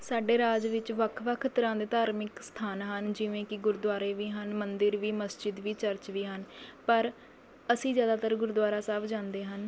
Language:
Punjabi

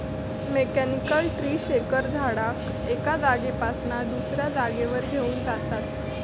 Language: Marathi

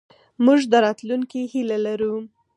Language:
Pashto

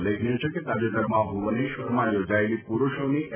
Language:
Gujarati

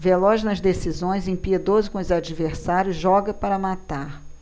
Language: Portuguese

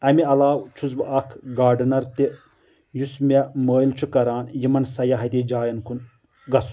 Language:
Kashmiri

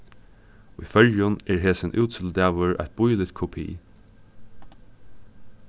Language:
Faroese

